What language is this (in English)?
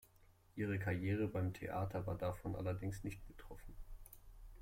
German